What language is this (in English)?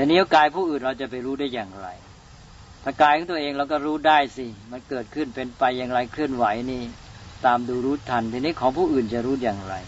Thai